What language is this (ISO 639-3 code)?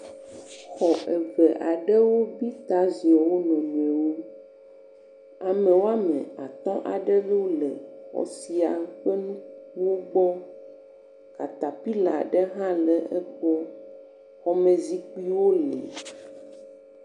ewe